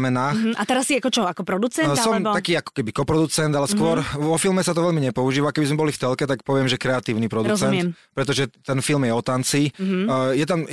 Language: Slovak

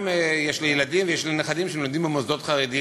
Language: Hebrew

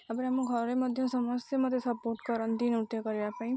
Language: Odia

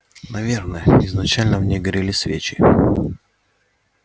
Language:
Russian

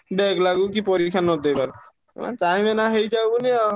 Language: Odia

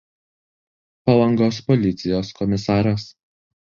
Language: Lithuanian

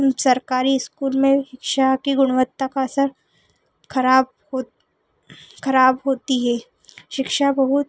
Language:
Hindi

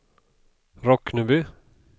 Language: Swedish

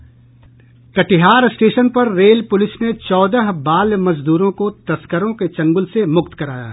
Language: Hindi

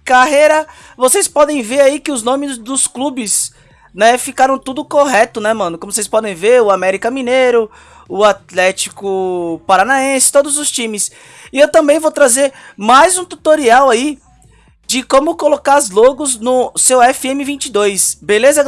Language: Portuguese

